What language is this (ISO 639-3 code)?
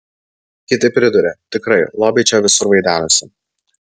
lit